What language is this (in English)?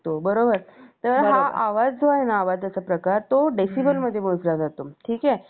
Marathi